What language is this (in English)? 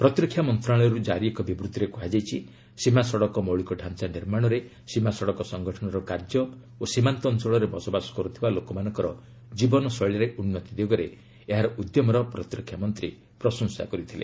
Odia